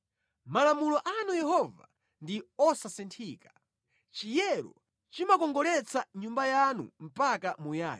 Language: Nyanja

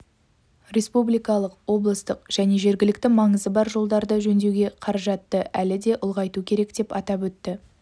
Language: Kazakh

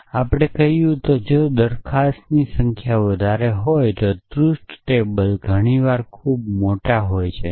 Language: Gujarati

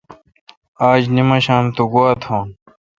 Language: Kalkoti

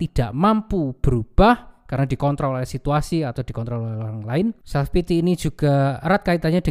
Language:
Indonesian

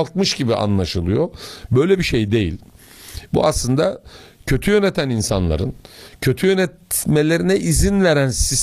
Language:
Turkish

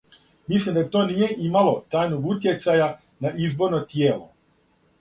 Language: Serbian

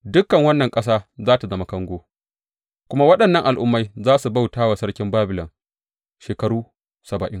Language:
Hausa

